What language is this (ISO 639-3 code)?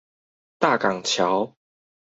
zho